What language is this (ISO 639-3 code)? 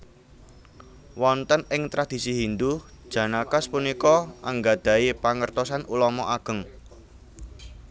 jav